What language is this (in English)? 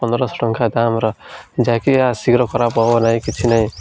Odia